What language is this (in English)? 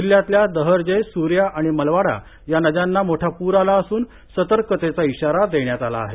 Marathi